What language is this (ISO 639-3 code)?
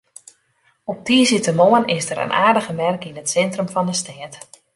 fry